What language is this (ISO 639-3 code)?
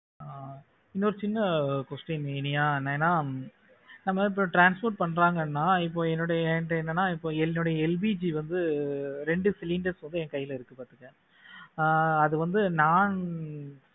tam